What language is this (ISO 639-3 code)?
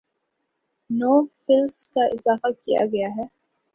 urd